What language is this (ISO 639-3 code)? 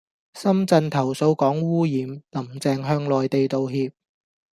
yue